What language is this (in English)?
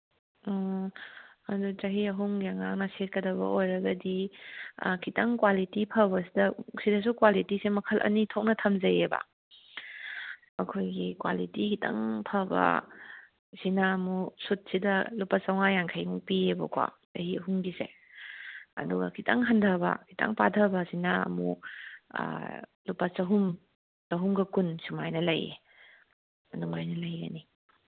Manipuri